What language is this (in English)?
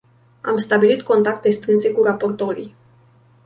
Romanian